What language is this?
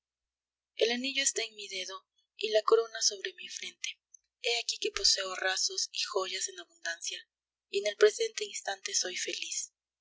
Spanish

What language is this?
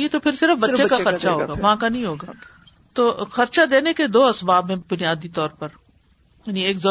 Urdu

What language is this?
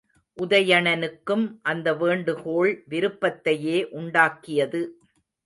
Tamil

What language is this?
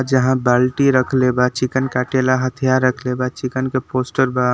Bhojpuri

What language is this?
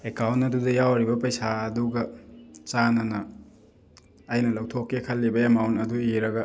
Manipuri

